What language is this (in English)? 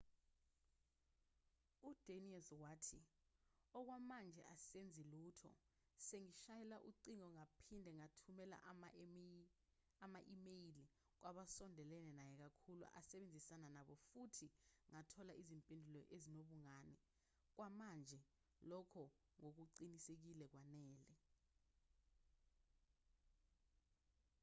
Zulu